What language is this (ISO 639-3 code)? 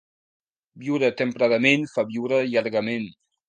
cat